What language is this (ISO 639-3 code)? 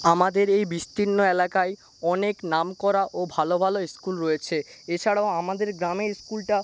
ben